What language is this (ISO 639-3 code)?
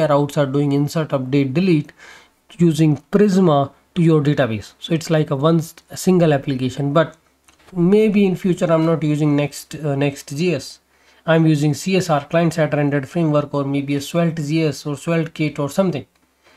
eng